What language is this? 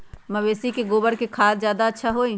Magahi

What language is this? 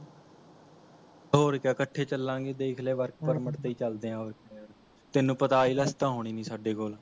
Punjabi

